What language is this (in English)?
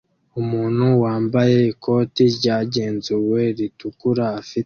Kinyarwanda